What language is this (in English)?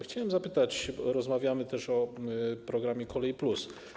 Polish